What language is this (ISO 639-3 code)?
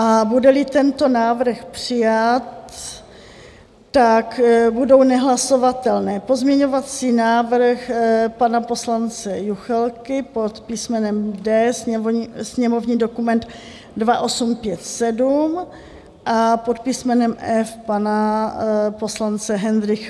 ces